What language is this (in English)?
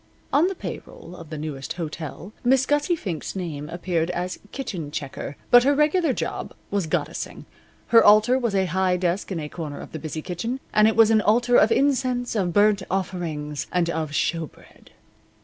English